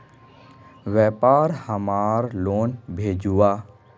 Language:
Magahi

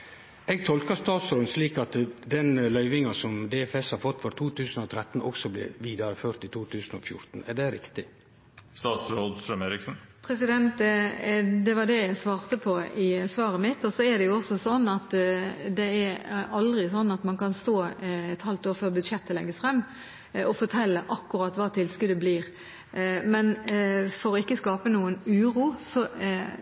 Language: Norwegian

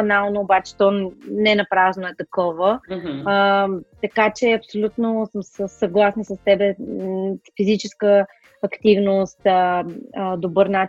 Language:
Bulgarian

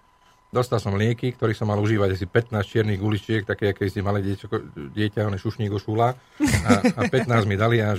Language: Slovak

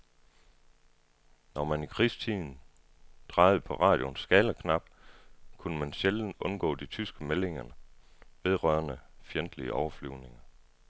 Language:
Danish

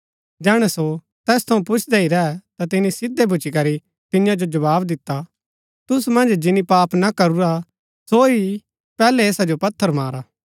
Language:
Gaddi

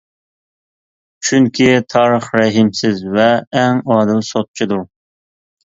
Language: Uyghur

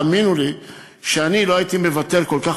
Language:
Hebrew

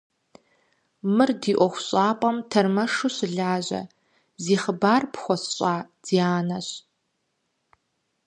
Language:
Kabardian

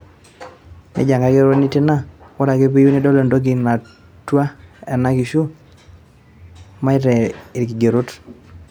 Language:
Masai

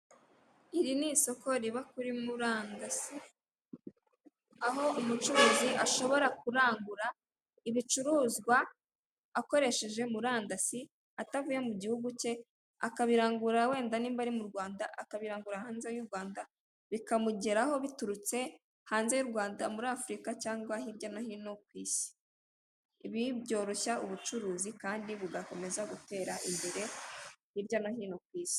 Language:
Kinyarwanda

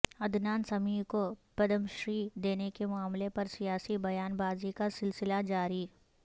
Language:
Urdu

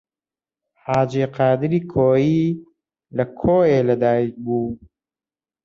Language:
Central Kurdish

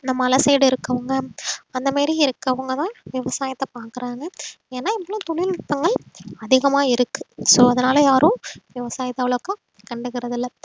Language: Tamil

